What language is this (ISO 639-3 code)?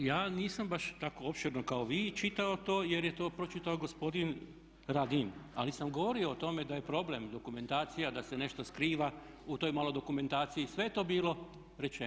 hrv